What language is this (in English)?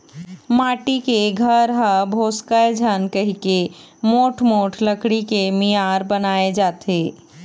Chhattisgarhi